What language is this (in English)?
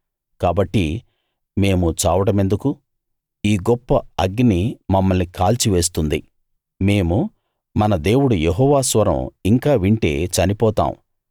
Telugu